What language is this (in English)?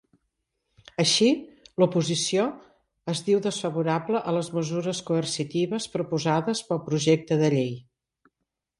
Catalan